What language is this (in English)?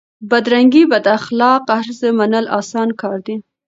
Pashto